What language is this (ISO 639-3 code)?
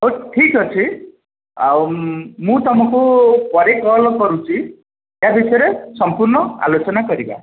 ori